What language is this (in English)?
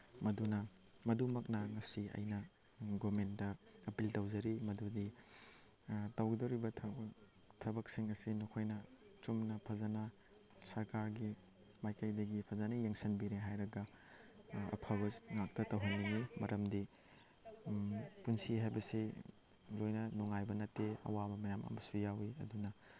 Manipuri